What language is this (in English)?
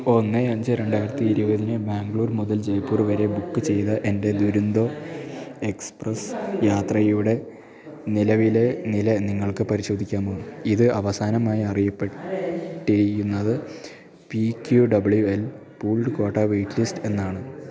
Malayalam